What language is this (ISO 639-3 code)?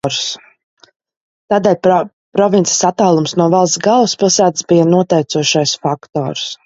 lav